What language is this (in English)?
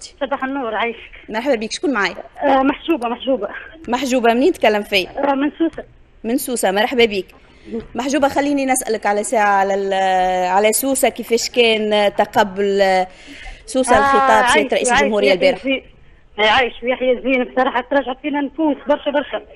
Arabic